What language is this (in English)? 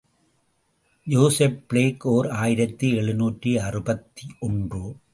Tamil